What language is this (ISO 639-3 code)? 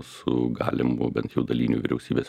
lit